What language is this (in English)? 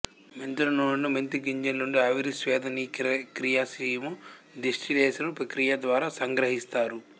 Telugu